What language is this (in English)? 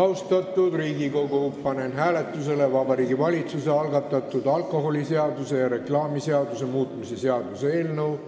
Estonian